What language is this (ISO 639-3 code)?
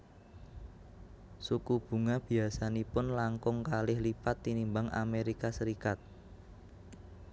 jav